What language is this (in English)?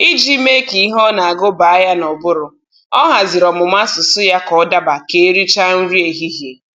Igbo